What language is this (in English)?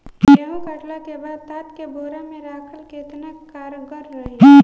Bhojpuri